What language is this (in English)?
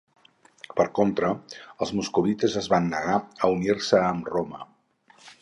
Catalan